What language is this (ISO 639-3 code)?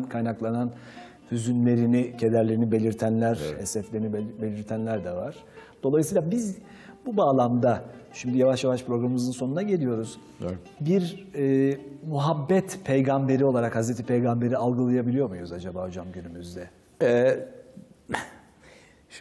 tur